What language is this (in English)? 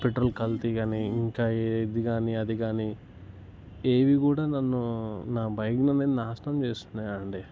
Telugu